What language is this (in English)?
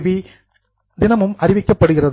Tamil